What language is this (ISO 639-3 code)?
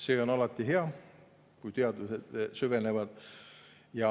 est